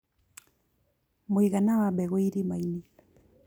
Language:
Kikuyu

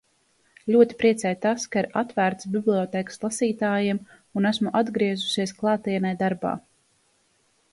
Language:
Latvian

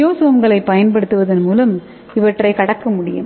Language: Tamil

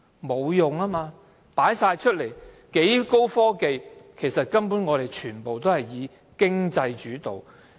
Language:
Cantonese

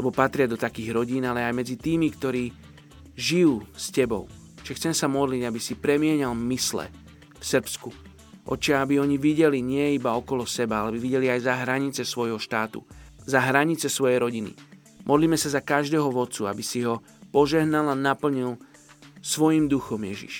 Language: Slovak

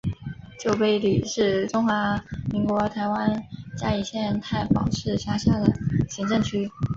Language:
Chinese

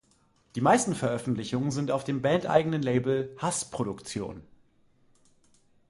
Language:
German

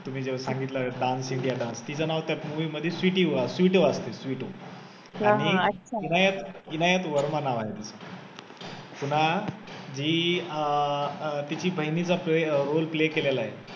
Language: Marathi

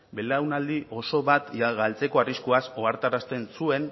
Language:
Basque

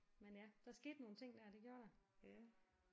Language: Danish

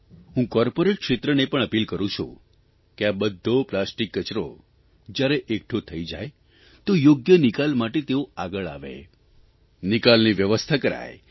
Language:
Gujarati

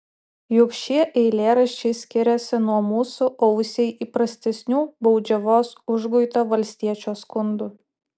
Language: Lithuanian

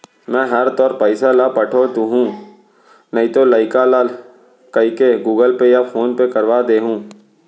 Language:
Chhattisgarhi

